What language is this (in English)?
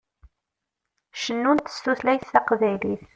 Kabyle